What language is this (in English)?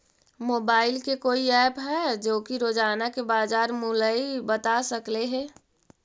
Magahi